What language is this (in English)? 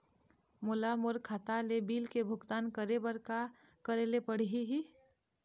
Chhattisgarhi